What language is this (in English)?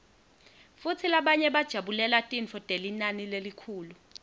Swati